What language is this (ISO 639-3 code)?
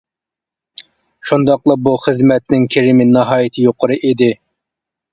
uig